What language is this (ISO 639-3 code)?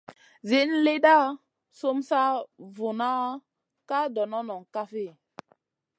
mcn